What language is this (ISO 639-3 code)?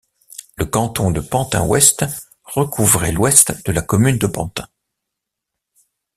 fra